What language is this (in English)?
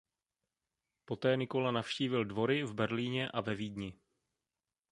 Czech